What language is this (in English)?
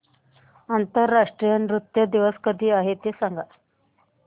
Marathi